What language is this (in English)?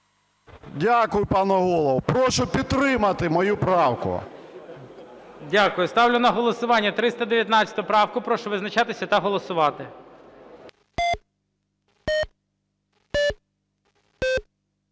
Ukrainian